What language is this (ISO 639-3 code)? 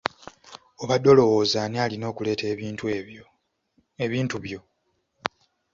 lug